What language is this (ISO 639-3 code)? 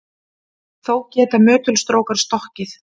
isl